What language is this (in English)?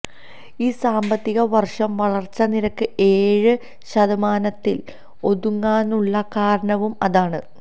Malayalam